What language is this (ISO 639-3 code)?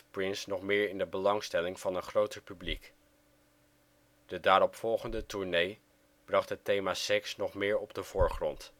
nld